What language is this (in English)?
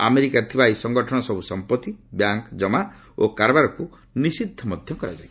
Odia